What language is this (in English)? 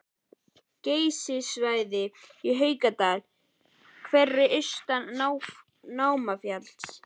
Icelandic